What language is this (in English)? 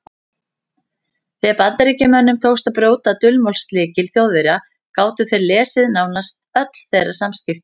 Icelandic